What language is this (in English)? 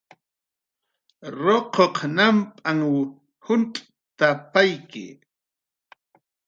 Jaqaru